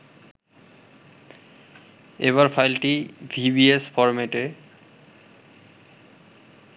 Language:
Bangla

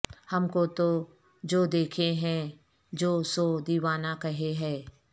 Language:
Urdu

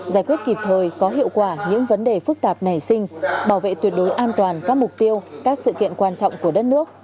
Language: Vietnamese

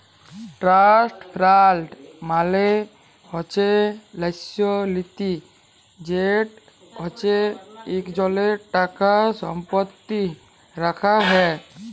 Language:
Bangla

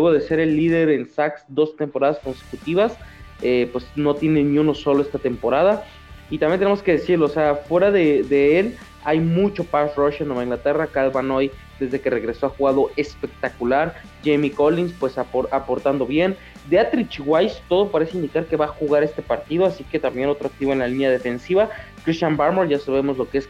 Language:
Spanish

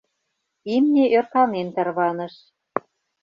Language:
Mari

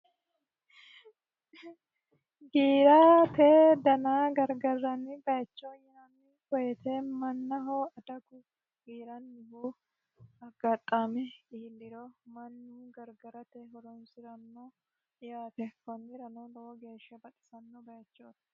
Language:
Sidamo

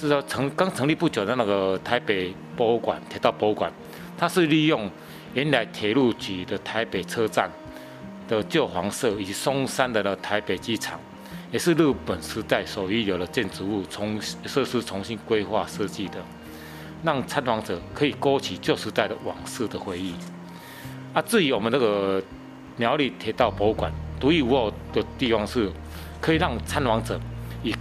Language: Chinese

